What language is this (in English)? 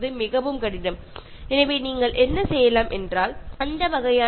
Malayalam